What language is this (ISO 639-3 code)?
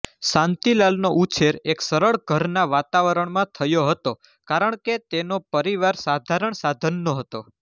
guj